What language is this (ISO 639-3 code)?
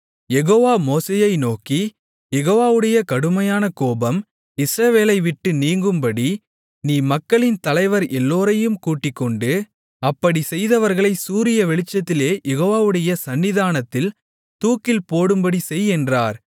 tam